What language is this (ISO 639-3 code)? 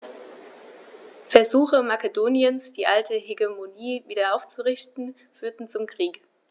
deu